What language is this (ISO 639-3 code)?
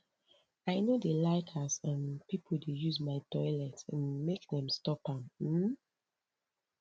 pcm